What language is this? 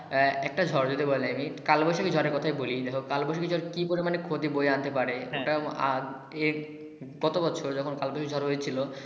Bangla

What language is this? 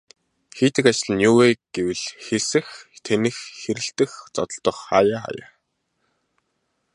Mongolian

